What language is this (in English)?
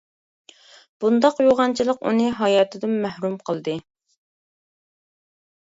Uyghur